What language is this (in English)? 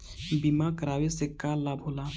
Bhojpuri